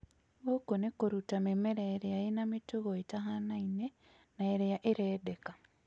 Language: Kikuyu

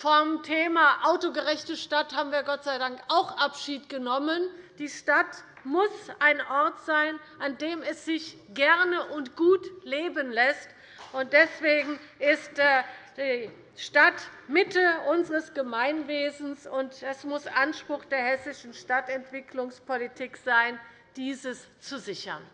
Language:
German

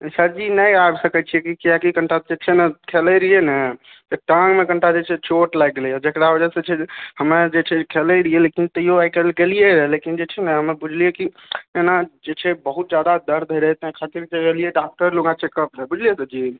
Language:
Maithili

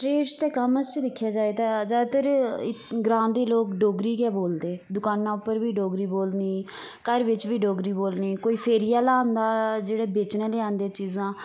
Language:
Dogri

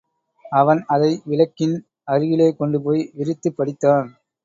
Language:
Tamil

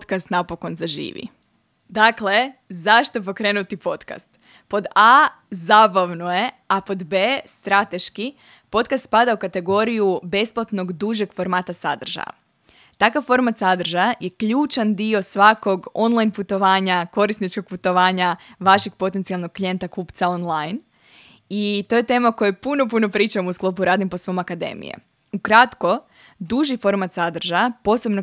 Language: Croatian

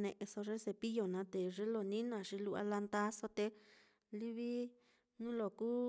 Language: Mitlatongo Mixtec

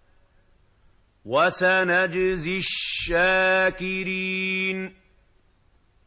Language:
Arabic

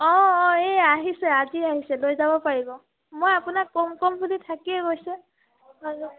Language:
Assamese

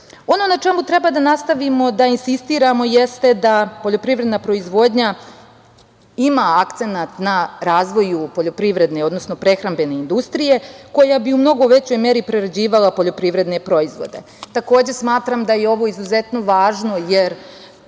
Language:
Serbian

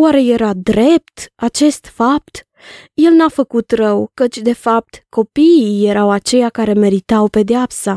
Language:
Romanian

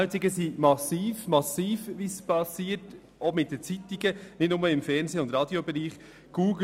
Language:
Swiss German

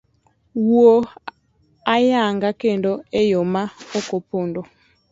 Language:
Luo (Kenya and Tanzania)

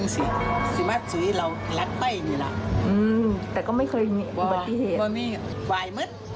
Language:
Thai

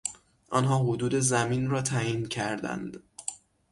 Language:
Persian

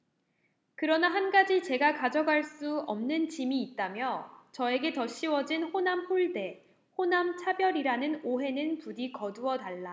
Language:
Korean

